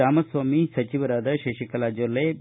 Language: Kannada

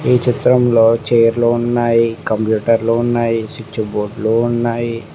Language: Telugu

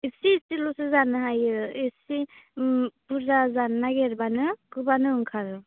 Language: Bodo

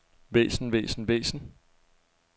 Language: Danish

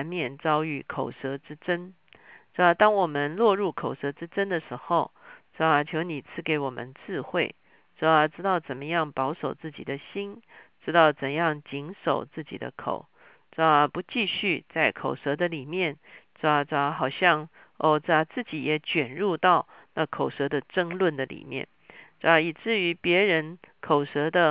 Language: Chinese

